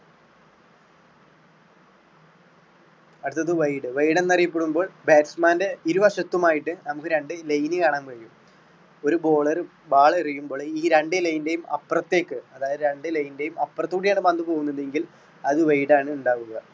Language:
Malayalam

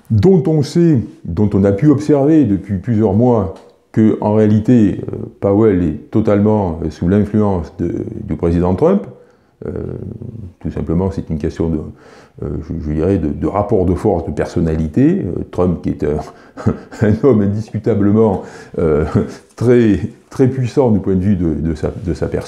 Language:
French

